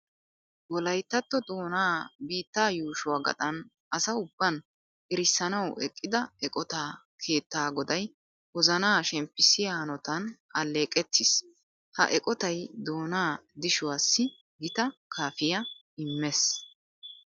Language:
Wolaytta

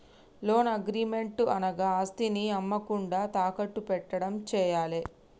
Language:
Telugu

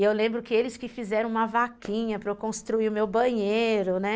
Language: Portuguese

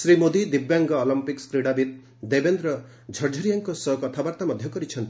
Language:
Odia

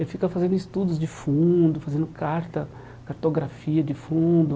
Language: Portuguese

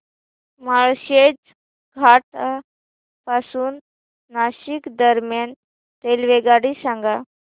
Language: Marathi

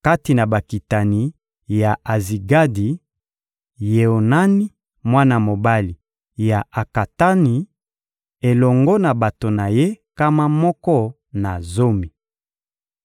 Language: Lingala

